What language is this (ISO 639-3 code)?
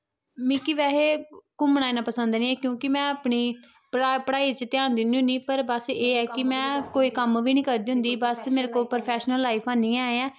doi